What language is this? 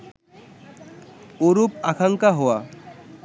Bangla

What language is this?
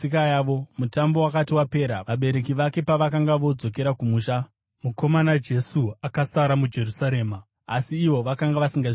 Shona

